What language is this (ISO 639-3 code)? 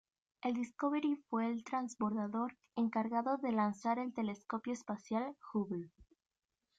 spa